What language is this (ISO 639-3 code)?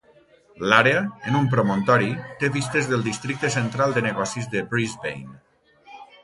cat